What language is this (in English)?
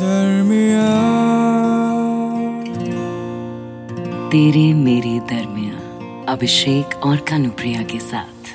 Hindi